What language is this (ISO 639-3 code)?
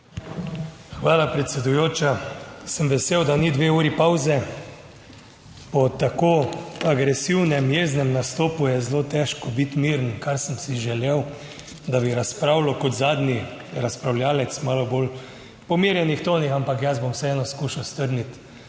slv